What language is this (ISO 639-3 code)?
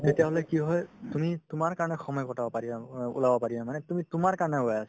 asm